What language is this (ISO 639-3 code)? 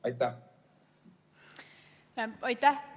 est